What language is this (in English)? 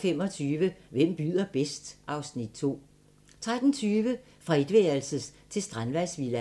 Danish